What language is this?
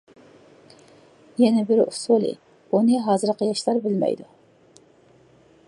Uyghur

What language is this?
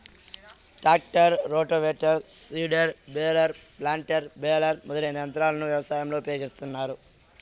Telugu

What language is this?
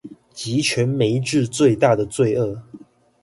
Chinese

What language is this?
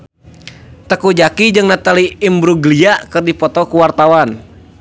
Sundanese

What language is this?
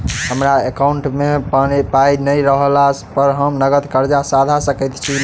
Maithili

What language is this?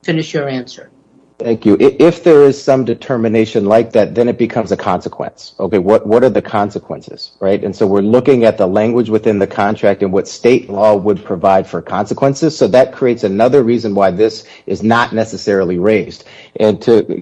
English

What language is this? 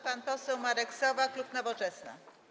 Polish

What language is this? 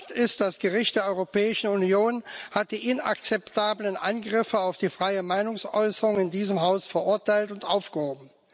German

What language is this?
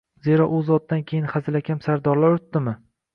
Uzbek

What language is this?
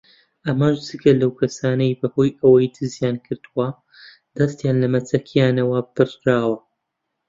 Central Kurdish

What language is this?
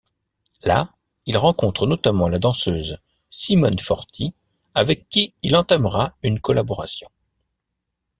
French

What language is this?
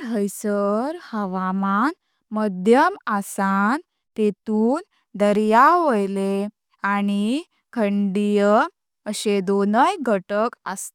Konkani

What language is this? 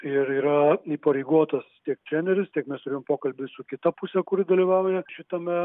Lithuanian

